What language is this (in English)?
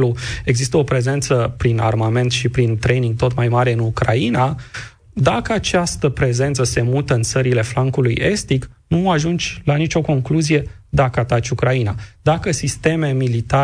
Romanian